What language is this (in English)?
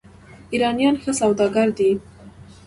Pashto